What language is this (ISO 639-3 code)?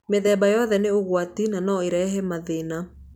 kik